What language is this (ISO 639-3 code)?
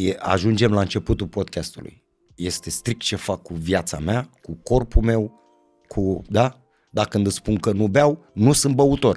ron